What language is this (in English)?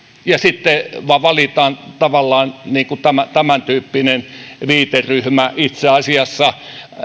Finnish